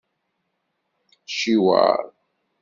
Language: Kabyle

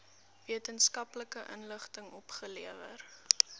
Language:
Afrikaans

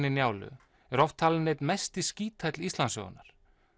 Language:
Icelandic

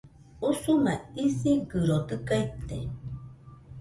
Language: Nüpode Huitoto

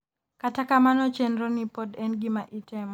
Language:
Luo (Kenya and Tanzania)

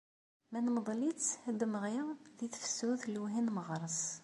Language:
Kabyle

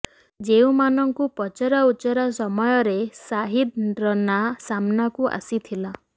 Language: Odia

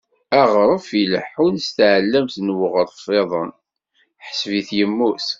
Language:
Kabyle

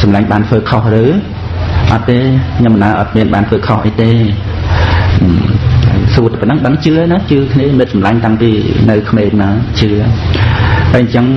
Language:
Vietnamese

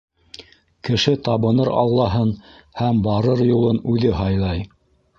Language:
Bashkir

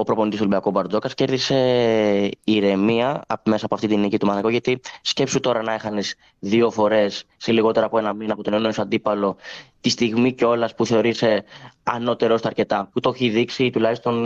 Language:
Greek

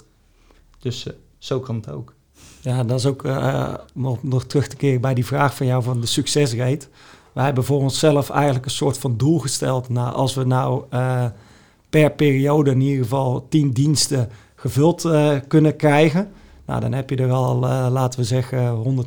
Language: Dutch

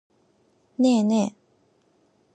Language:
Japanese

